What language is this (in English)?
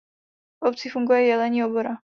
Czech